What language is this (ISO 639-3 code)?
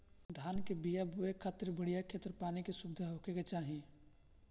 bho